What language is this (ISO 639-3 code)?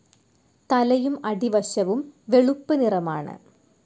mal